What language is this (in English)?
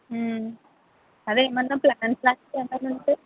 Telugu